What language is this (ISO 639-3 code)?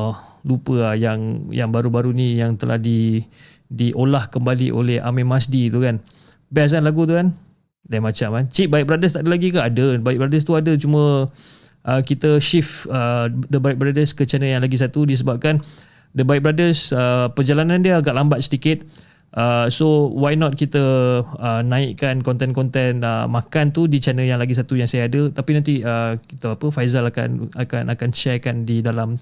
msa